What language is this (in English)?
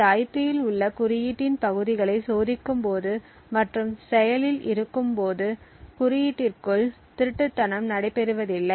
Tamil